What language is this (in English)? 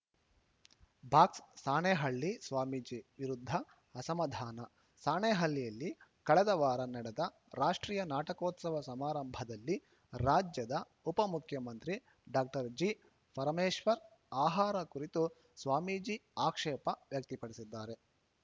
Kannada